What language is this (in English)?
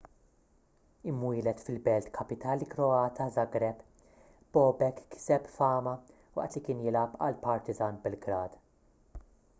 Maltese